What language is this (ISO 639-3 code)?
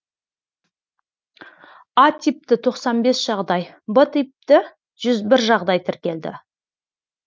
kaz